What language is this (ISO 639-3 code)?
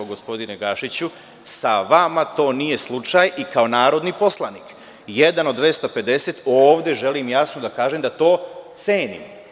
srp